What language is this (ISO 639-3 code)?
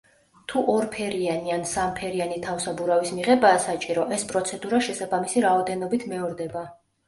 kat